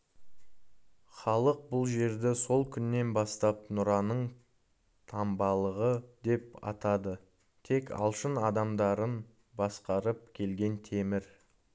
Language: Kazakh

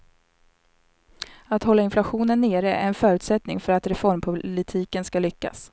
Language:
Swedish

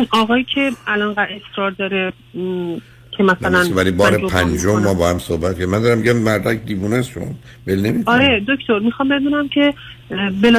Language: Persian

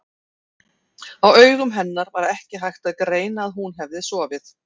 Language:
Icelandic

